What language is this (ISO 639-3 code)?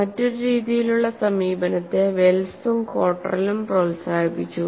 mal